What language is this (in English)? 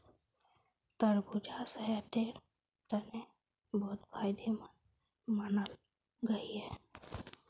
Magahi